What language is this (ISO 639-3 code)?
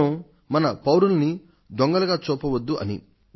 tel